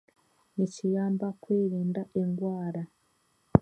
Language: Chiga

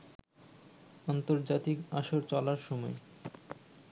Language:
Bangla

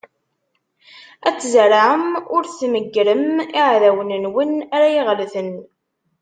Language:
Kabyle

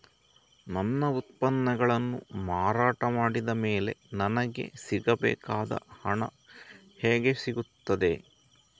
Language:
Kannada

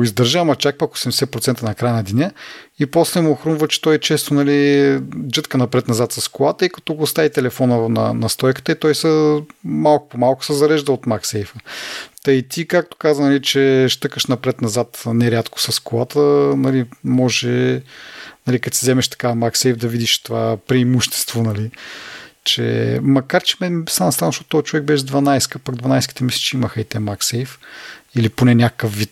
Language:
Bulgarian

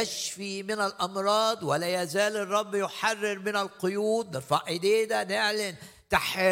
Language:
Arabic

